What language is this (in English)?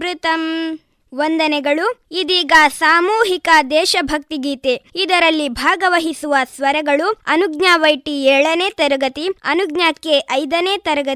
Kannada